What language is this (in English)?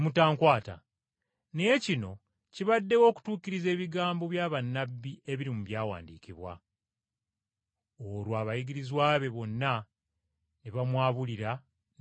Ganda